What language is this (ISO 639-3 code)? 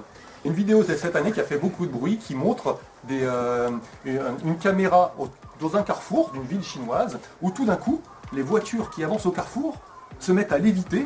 fra